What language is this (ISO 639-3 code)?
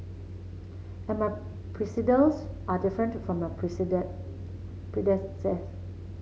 eng